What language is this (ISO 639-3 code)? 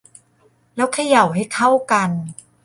tha